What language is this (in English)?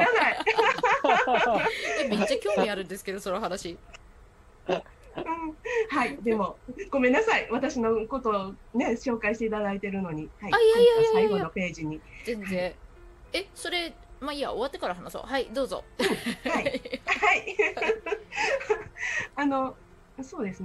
Japanese